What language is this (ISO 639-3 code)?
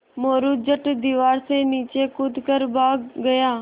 hin